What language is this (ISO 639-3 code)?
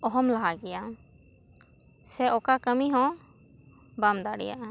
sat